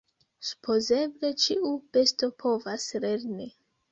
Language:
Esperanto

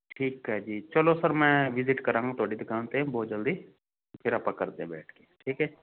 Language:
Punjabi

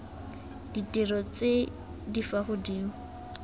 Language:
Tswana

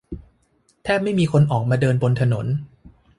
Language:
Thai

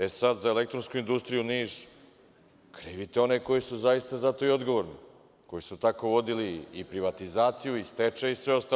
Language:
Serbian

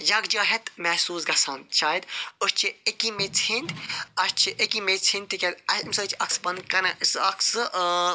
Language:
Kashmiri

